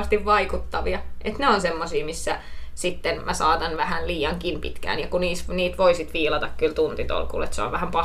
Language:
Finnish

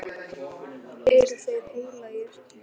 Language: Icelandic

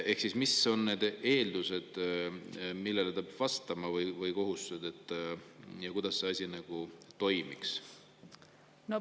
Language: Estonian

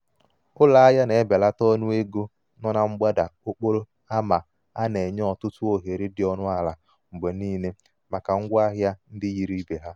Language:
Igbo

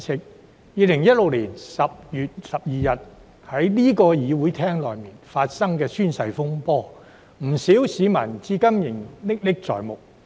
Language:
Cantonese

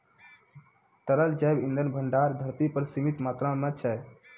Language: Maithili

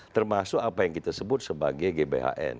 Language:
Indonesian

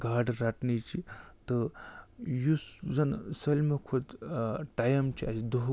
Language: Kashmiri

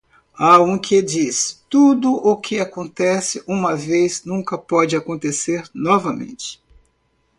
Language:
Portuguese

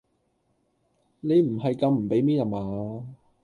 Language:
Cantonese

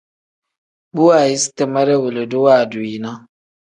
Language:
Tem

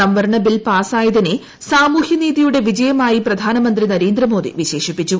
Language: Malayalam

